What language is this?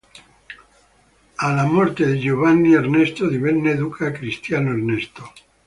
Italian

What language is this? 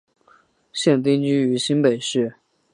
Chinese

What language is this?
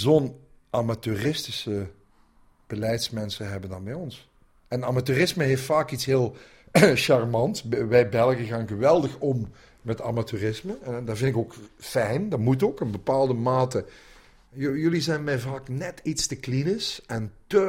Dutch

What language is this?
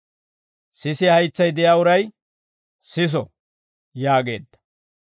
Dawro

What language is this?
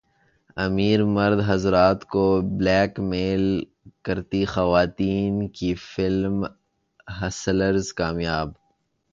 Urdu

